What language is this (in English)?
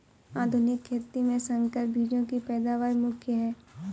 Hindi